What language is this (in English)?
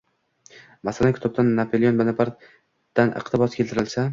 Uzbek